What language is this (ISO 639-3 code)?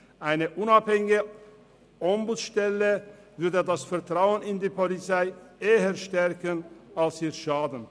gsw